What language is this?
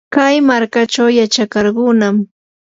Yanahuanca Pasco Quechua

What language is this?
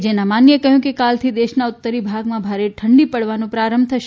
Gujarati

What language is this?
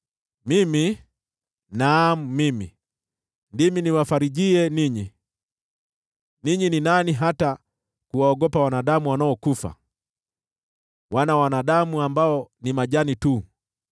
Swahili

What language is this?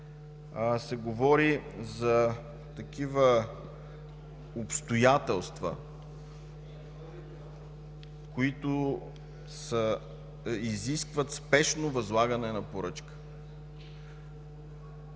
Bulgarian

